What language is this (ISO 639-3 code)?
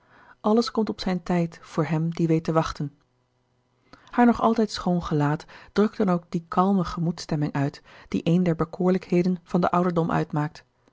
nld